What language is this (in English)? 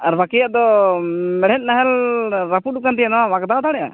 Santali